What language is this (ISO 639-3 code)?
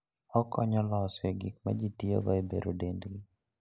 luo